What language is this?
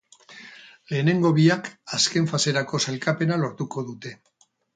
Basque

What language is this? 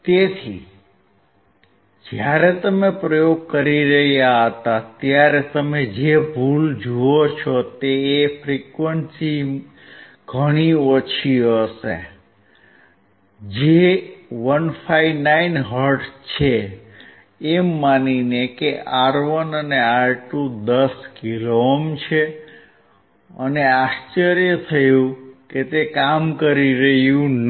Gujarati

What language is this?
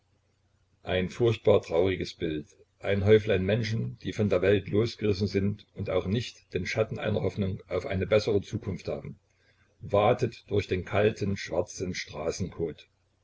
German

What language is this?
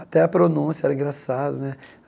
Portuguese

